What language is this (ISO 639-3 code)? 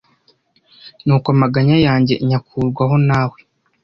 kin